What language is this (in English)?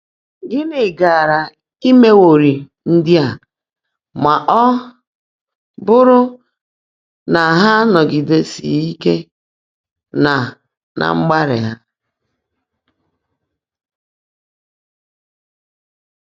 Igbo